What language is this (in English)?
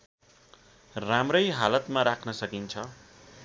Nepali